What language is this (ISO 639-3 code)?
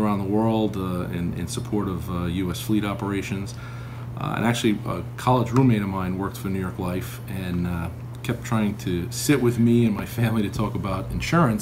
eng